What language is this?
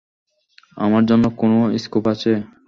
Bangla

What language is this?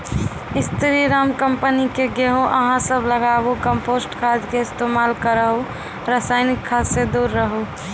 Maithili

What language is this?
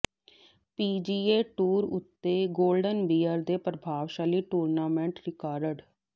Punjabi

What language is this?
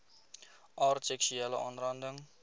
Afrikaans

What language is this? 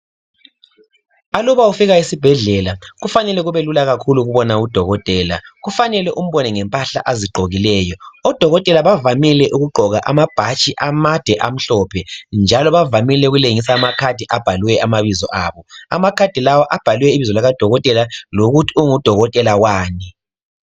North Ndebele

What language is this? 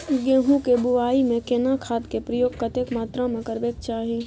Maithili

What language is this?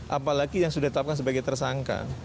Indonesian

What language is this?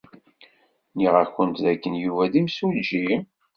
Kabyle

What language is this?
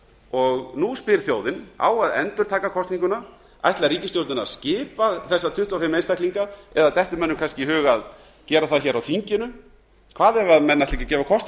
Icelandic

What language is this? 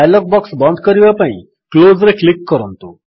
Odia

